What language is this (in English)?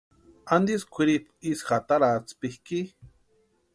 Western Highland Purepecha